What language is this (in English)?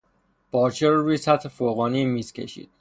Persian